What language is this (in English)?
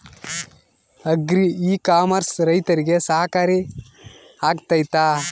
Kannada